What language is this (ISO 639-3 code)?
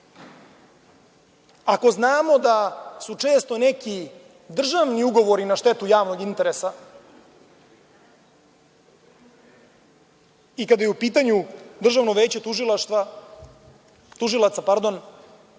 srp